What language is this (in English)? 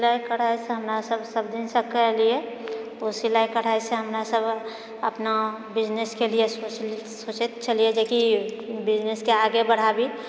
Maithili